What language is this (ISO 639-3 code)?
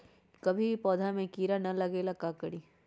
mag